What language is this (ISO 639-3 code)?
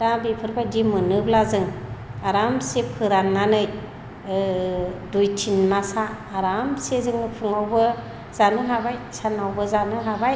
brx